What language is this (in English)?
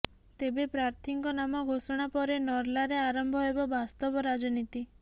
Odia